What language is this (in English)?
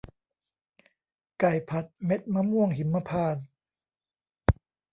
Thai